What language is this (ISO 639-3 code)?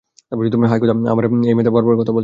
ben